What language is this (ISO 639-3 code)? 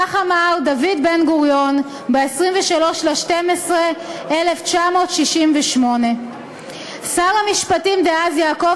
heb